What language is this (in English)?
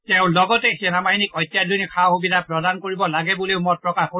Assamese